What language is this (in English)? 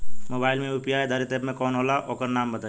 Bhojpuri